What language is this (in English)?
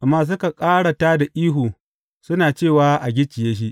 Hausa